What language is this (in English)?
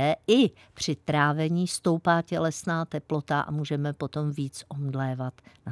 Czech